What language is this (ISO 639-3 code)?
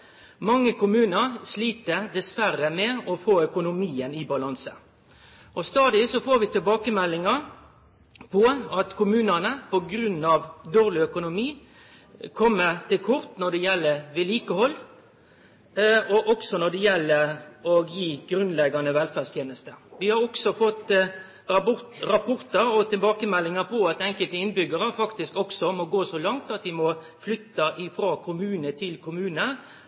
nno